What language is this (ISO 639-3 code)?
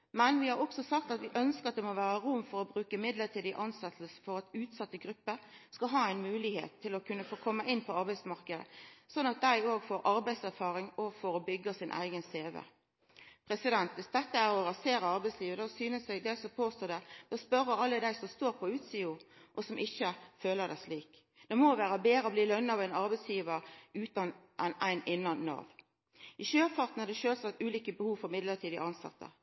nno